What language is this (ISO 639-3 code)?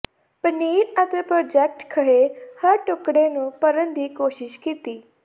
pan